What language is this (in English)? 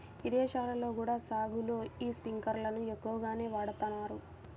Telugu